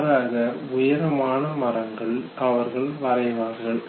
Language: Tamil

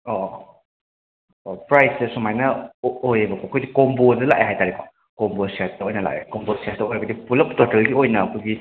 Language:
Manipuri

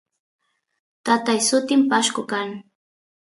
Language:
Santiago del Estero Quichua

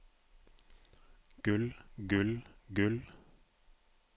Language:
Norwegian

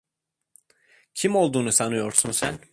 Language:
Turkish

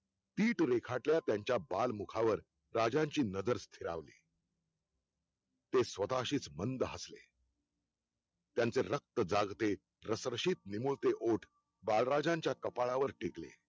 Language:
Marathi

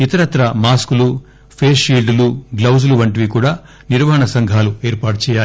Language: Telugu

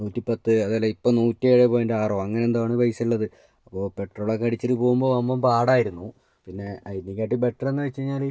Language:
Malayalam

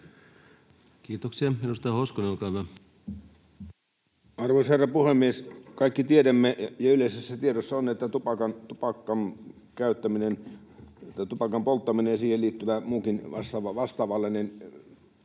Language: Finnish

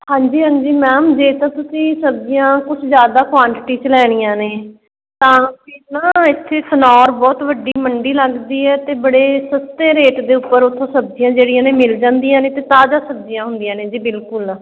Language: Punjabi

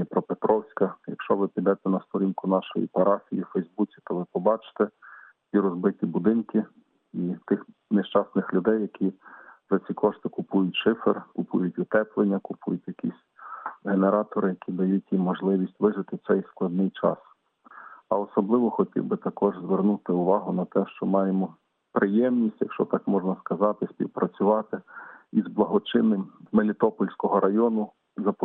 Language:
Ukrainian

